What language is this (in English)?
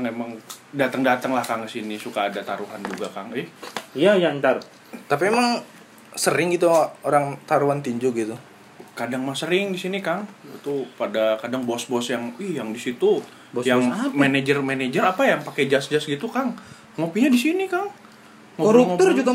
Indonesian